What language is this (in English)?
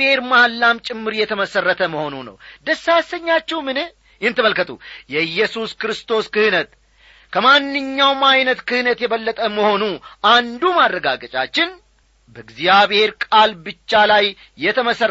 Amharic